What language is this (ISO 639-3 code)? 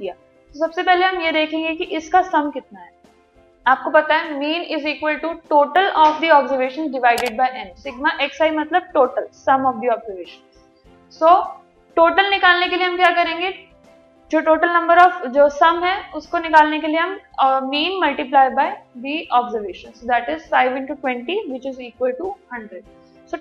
hin